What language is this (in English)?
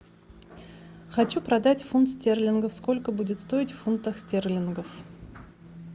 Russian